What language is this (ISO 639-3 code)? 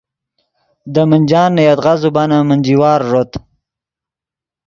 ydg